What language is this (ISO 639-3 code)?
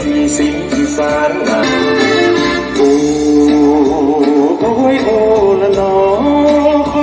tha